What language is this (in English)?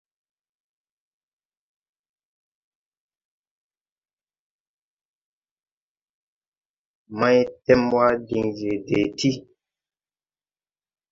Tupuri